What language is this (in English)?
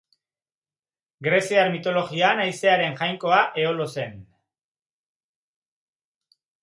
Basque